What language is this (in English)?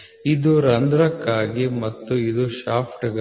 Kannada